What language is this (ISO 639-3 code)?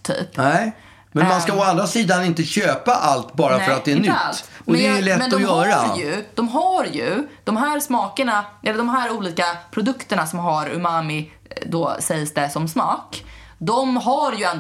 swe